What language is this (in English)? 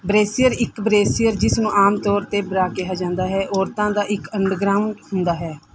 Punjabi